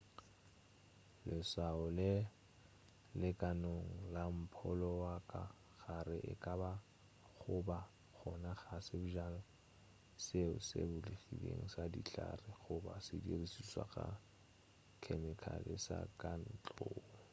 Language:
Northern Sotho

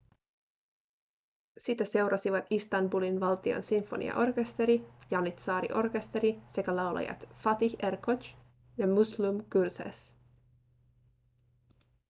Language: Finnish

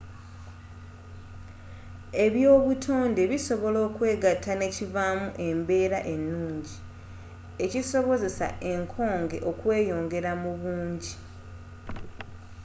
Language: Ganda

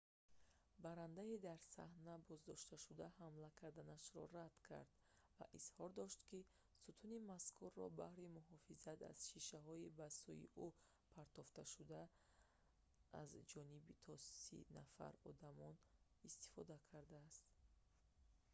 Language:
Tajik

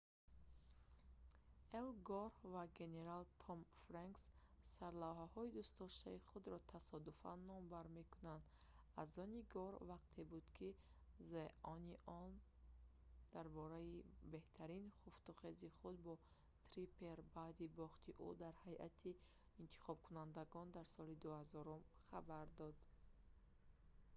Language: Tajik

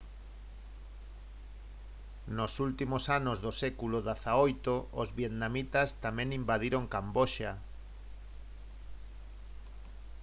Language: Galician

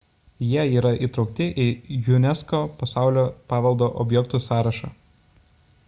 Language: Lithuanian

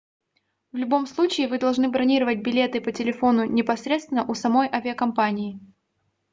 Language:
Russian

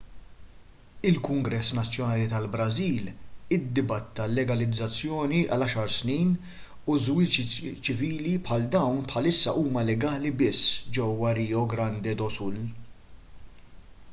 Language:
Maltese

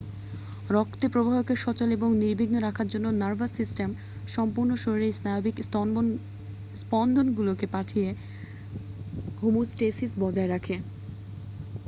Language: Bangla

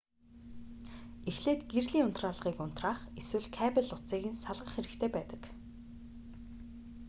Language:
Mongolian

